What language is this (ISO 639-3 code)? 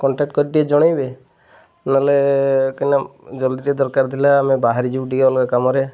ori